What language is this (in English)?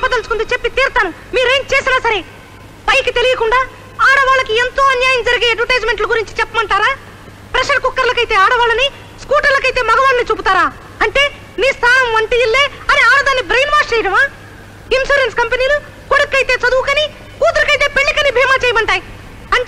Telugu